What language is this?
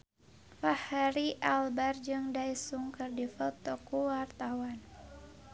Sundanese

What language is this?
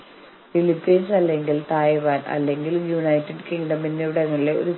Malayalam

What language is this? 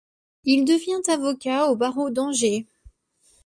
French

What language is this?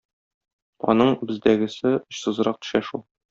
Tatar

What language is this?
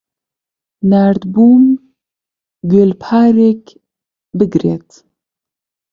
Central Kurdish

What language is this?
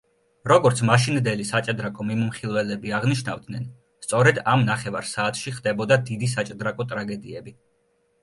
Georgian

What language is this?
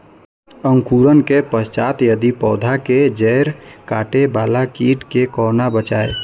Maithili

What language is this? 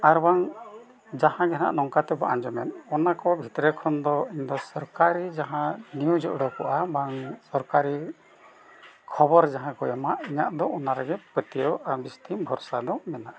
Santali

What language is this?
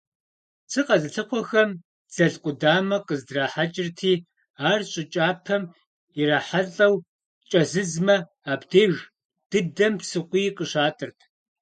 Kabardian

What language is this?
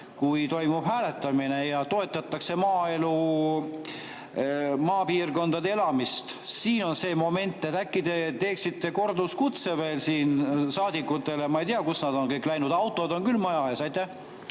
Estonian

